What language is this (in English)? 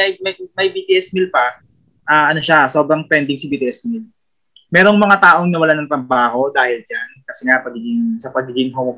Filipino